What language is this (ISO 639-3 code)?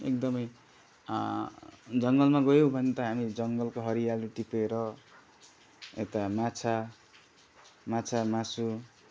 nep